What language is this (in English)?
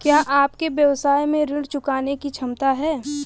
Hindi